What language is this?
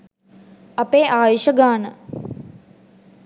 Sinhala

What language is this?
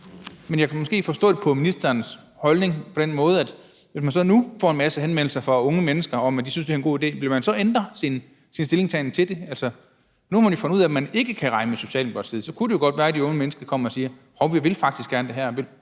Danish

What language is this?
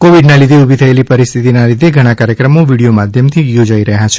Gujarati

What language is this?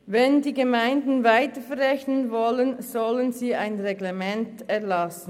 Swiss German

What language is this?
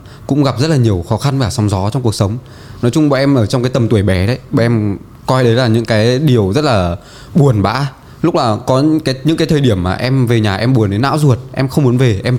Vietnamese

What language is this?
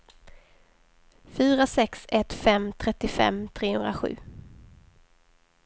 Swedish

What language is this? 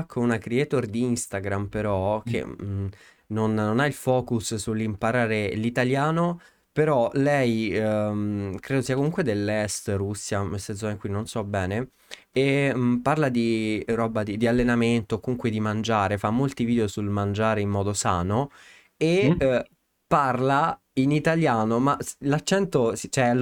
Italian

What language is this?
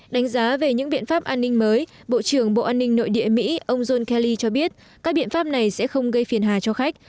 Vietnamese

